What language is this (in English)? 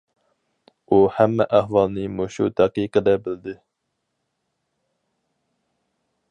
Uyghur